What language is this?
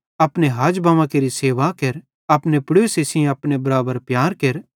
Bhadrawahi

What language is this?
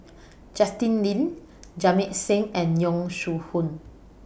English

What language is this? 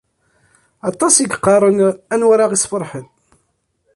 Kabyle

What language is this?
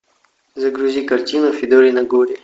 Russian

